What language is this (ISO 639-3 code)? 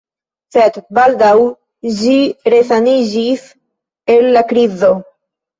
epo